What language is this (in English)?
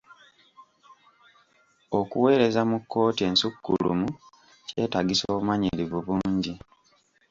Ganda